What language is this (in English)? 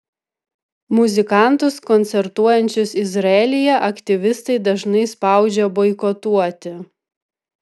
Lithuanian